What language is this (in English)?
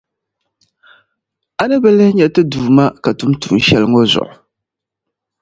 Dagbani